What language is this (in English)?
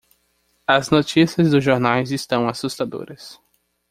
Portuguese